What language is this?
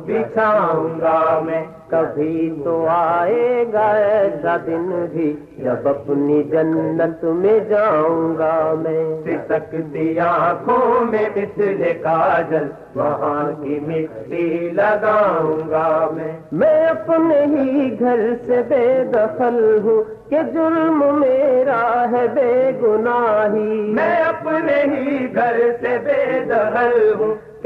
Urdu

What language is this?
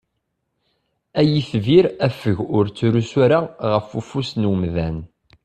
Kabyle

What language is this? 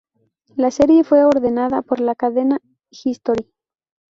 Spanish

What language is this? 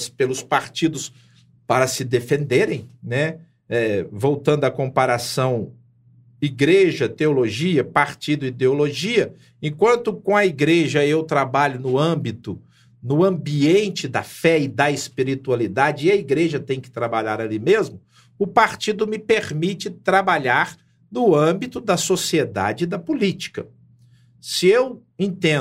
Portuguese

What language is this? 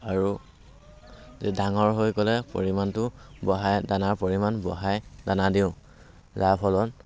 Assamese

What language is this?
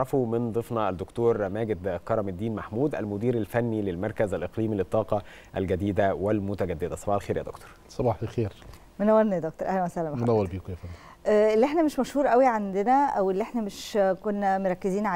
Arabic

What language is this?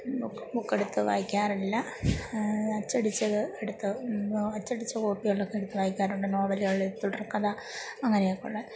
Malayalam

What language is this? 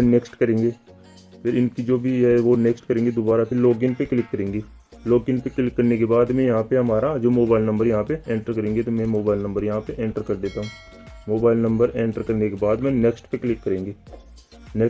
Hindi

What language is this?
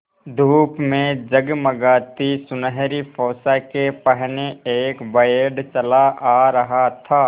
Hindi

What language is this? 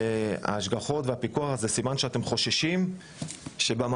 Hebrew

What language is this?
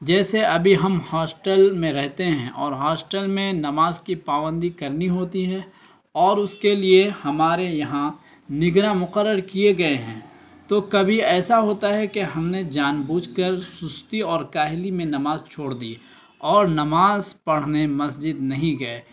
Urdu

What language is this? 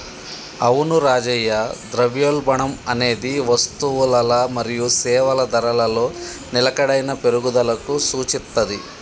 Telugu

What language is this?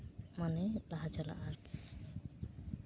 Santali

